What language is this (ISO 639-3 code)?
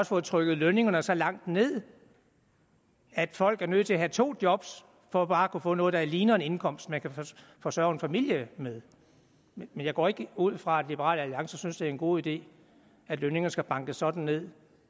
dan